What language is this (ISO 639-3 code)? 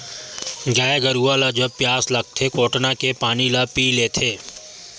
hne